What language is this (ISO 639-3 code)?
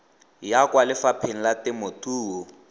tsn